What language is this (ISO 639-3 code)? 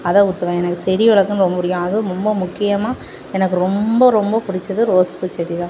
tam